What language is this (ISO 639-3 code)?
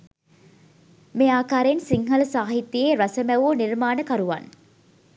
sin